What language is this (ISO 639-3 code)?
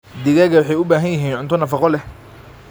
som